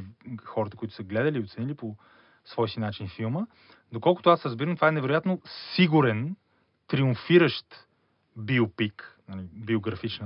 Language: Bulgarian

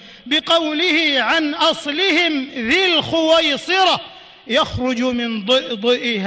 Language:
Arabic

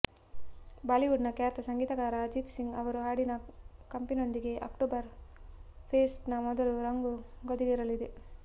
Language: Kannada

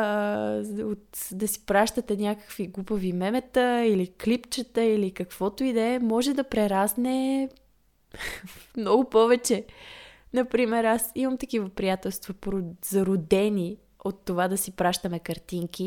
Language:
Bulgarian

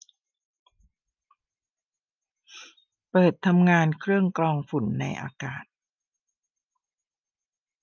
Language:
Thai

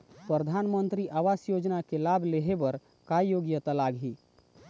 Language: Chhattisgarhi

